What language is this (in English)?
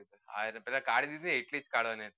Gujarati